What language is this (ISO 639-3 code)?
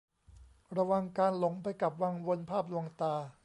tha